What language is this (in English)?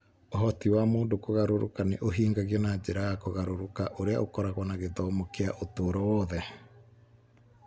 Kikuyu